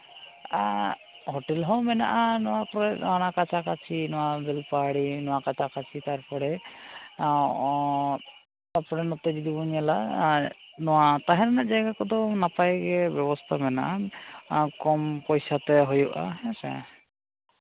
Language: Santali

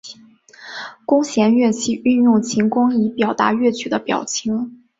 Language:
Chinese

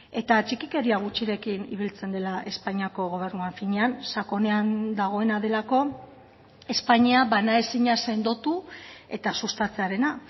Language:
Basque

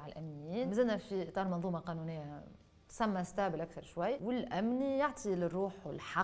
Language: Arabic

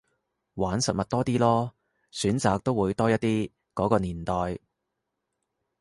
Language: Cantonese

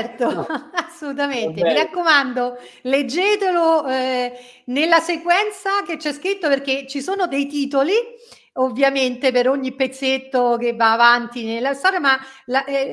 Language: Italian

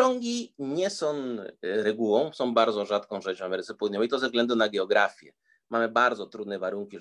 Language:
Polish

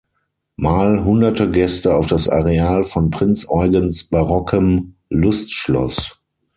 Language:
German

